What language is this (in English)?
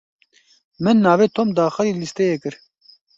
Kurdish